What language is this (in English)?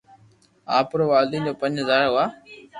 Loarki